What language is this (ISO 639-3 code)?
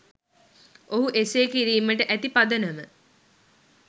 sin